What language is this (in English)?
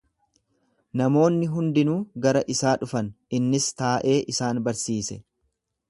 Oromo